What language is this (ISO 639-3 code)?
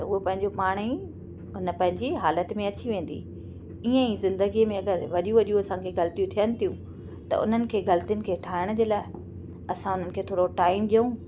snd